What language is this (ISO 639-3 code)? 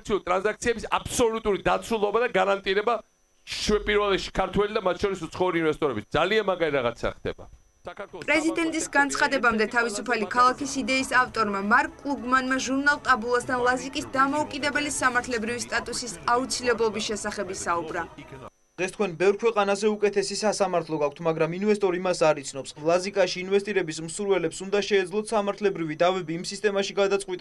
ron